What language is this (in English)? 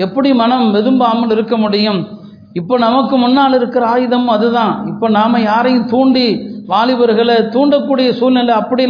Tamil